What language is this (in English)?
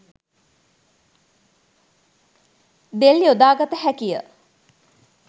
Sinhala